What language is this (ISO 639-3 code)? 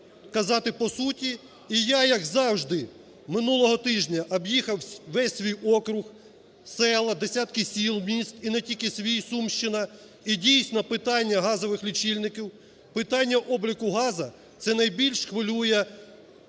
ukr